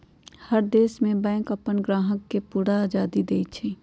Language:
Magahi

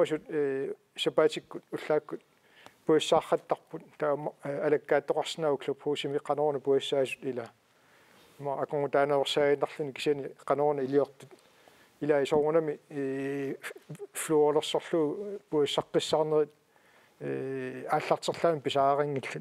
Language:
French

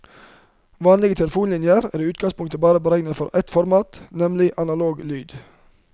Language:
Norwegian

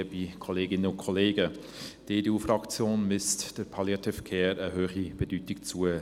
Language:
Swiss German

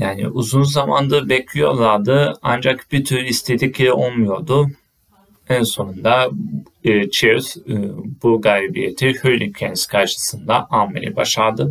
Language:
Turkish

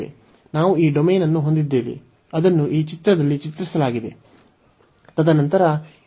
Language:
Kannada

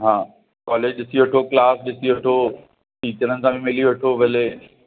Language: Sindhi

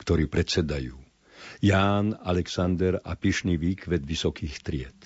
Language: Slovak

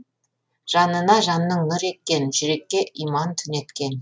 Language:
Kazakh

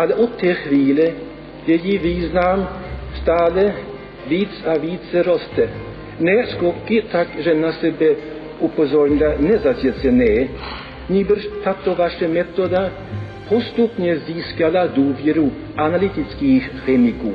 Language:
Czech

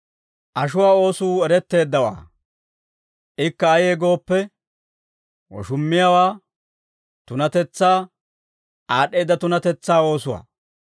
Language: Dawro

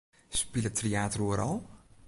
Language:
Western Frisian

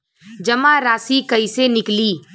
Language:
Bhojpuri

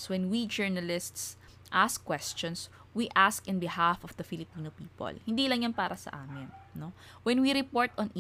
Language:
Filipino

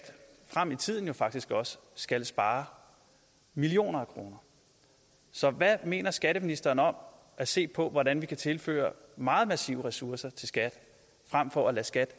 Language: Danish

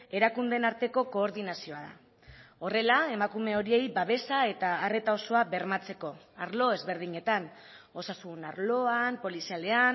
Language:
Basque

